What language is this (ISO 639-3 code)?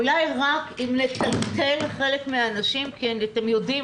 heb